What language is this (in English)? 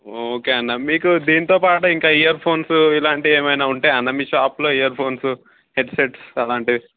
Telugu